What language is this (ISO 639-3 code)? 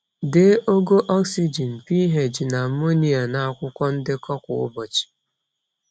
ibo